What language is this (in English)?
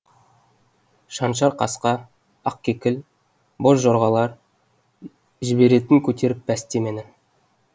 Kazakh